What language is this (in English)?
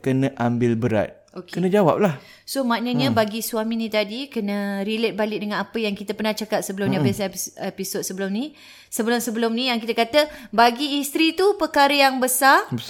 Malay